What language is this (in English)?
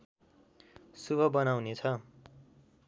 Nepali